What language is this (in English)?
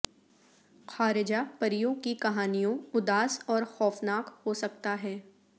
Urdu